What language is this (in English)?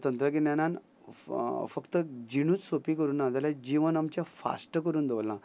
Konkani